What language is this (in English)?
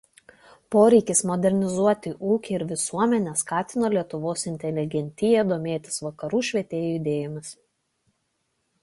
Lithuanian